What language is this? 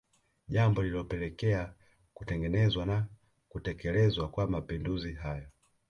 Swahili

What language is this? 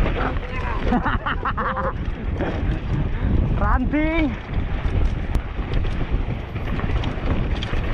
Indonesian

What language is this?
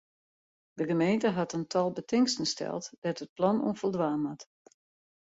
Western Frisian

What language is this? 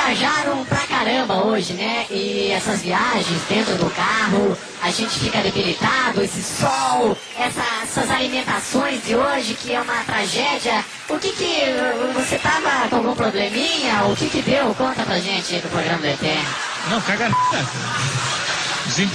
Portuguese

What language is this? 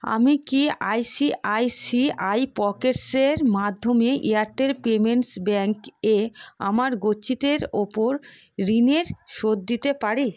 Bangla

